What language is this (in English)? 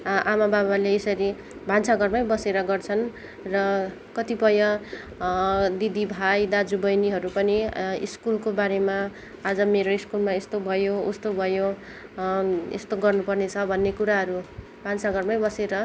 Nepali